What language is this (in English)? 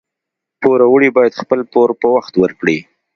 Pashto